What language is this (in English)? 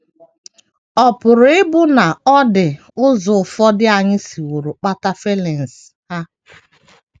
Igbo